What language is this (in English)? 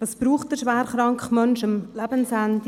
Swiss German